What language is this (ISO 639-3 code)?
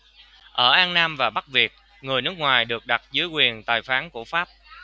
vie